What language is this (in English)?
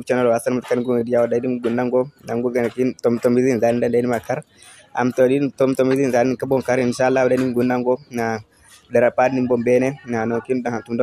Indonesian